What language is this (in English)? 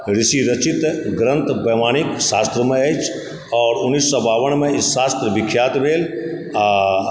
Maithili